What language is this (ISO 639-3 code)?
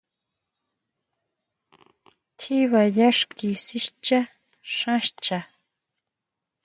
mau